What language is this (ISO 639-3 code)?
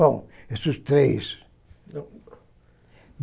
por